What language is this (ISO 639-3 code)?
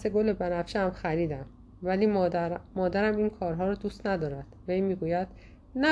fas